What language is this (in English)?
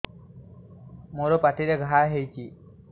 Odia